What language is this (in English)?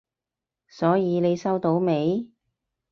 Cantonese